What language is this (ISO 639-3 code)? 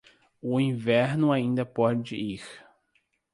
por